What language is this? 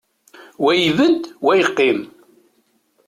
Kabyle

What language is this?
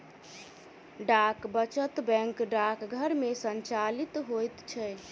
Maithili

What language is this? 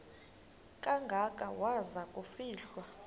Xhosa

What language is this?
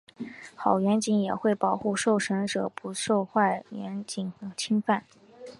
Chinese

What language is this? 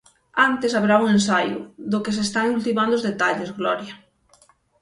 Galician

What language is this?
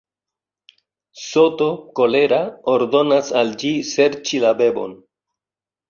Esperanto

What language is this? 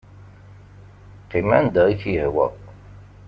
Kabyle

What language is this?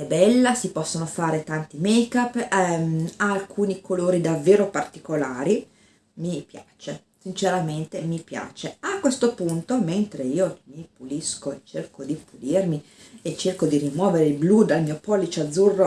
Italian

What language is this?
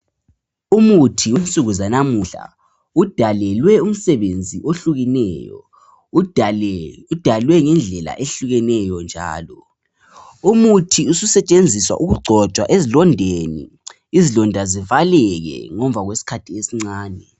North Ndebele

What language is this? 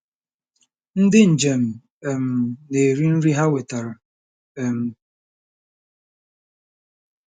Igbo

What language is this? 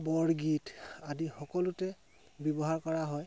Assamese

